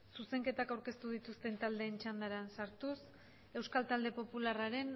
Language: Basque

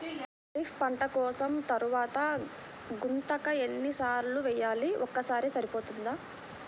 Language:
Telugu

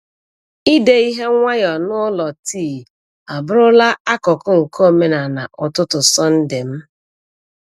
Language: Igbo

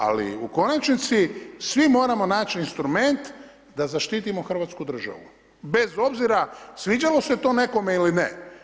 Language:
Croatian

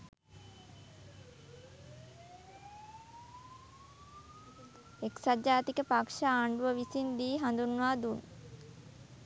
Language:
Sinhala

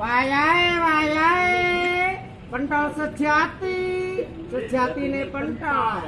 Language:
Javanese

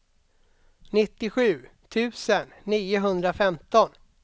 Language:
Swedish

